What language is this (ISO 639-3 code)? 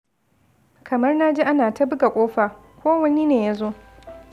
hau